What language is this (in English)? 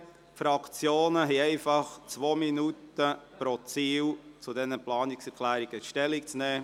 Swiss German